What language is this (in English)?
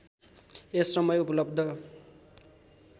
Nepali